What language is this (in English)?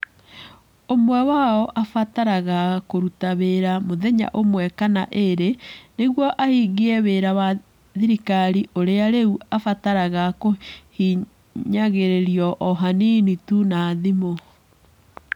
Kikuyu